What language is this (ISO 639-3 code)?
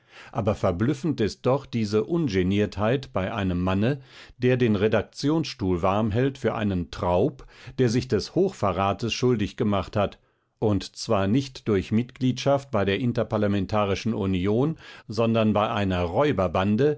deu